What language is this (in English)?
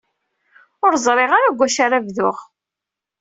Kabyle